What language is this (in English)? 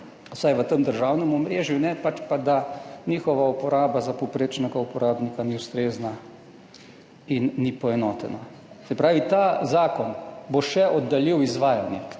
Slovenian